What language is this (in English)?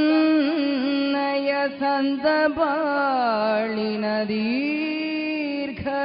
Kannada